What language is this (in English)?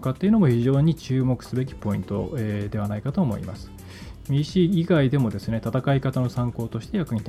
Japanese